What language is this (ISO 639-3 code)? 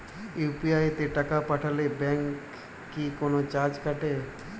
ben